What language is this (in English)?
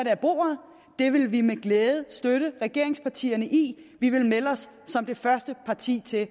Danish